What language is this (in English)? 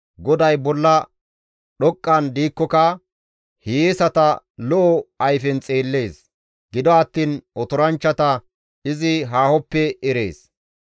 Gamo